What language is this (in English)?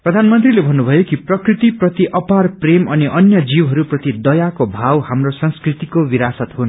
Nepali